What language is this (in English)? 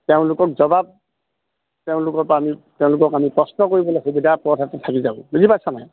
Assamese